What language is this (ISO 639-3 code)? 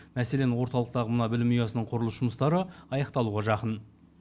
kaz